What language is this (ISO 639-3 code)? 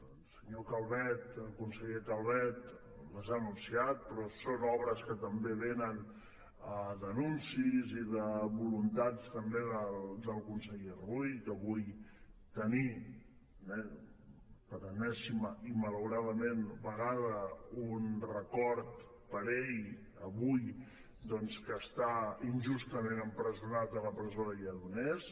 cat